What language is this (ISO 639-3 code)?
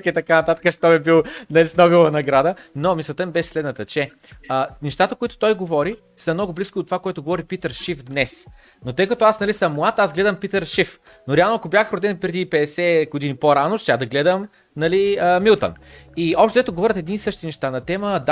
bul